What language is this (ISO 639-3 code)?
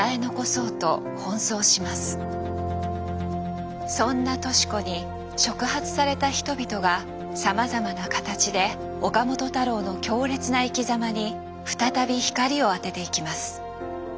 jpn